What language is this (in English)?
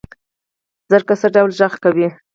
Pashto